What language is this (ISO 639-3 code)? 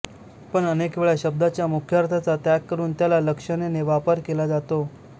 mar